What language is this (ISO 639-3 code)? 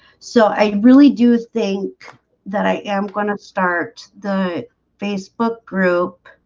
eng